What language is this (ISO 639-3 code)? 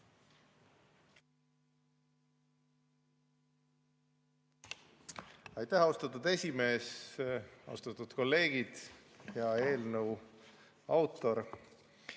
est